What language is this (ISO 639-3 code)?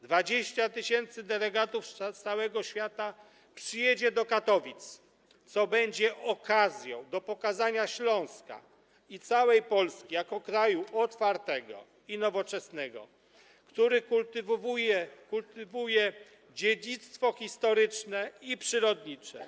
pol